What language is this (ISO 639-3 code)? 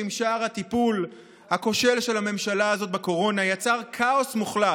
heb